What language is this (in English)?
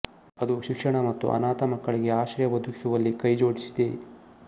Kannada